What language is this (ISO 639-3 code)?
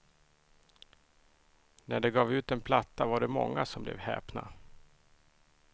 swe